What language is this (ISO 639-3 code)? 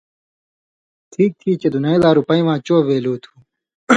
mvy